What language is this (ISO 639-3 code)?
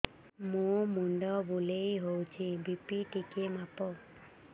ori